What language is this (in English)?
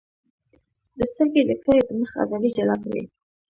Pashto